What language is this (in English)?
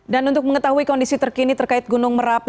Indonesian